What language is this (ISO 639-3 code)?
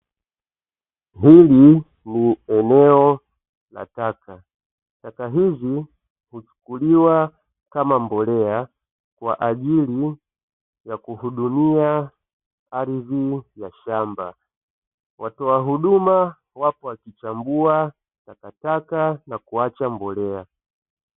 swa